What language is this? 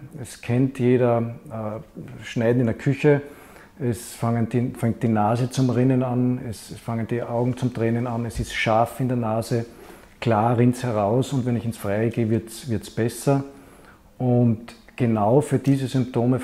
German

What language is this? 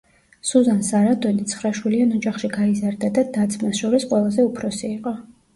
Georgian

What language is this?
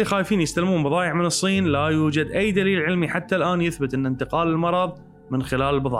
Arabic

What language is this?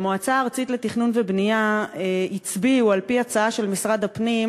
Hebrew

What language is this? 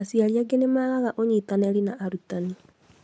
Kikuyu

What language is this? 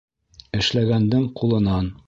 Bashkir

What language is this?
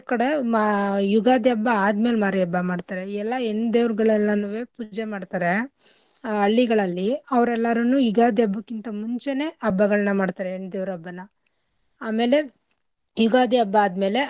Kannada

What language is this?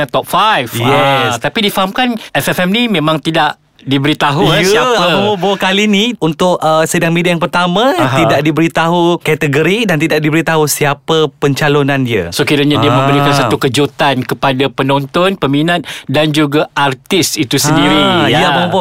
Malay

